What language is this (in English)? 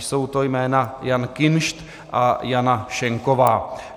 Czech